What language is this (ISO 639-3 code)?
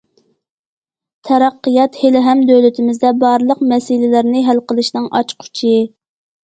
uig